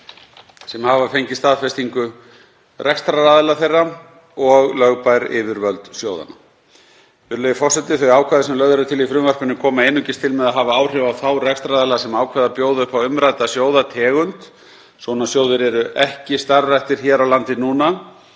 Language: Icelandic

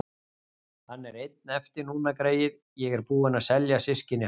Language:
Icelandic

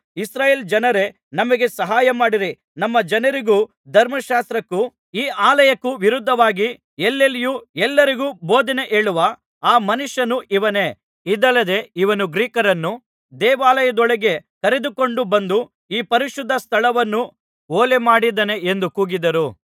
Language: Kannada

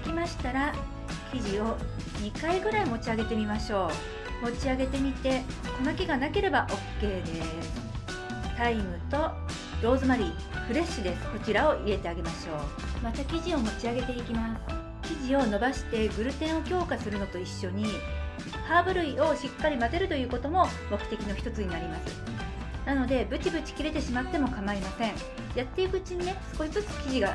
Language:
Japanese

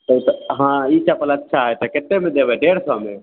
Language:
Maithili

